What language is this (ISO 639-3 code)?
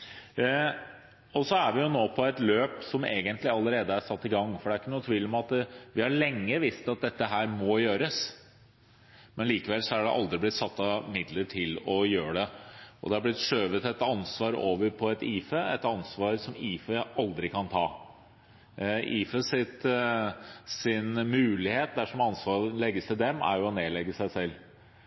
nob